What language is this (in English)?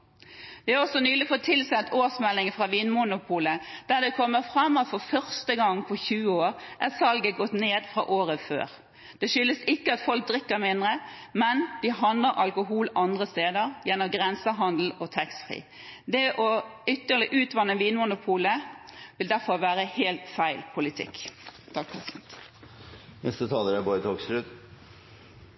Norwegian Bokmål